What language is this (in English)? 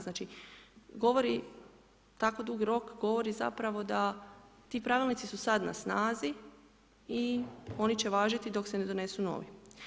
Croatian